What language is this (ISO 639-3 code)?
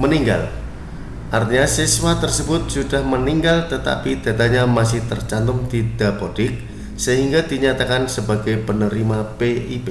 ind